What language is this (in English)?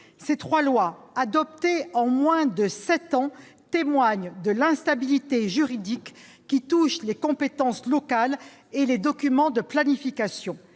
French